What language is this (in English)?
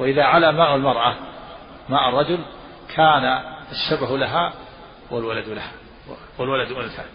Arabic